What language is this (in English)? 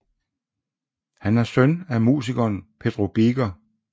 Danish